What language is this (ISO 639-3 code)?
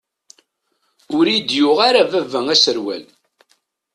kab